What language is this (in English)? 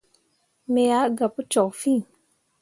Mundang